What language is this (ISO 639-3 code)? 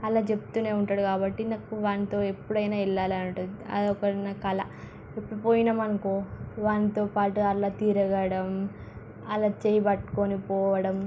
tel